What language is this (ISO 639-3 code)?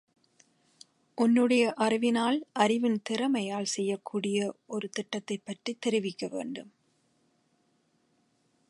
tam